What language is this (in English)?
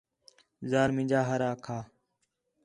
Khetrani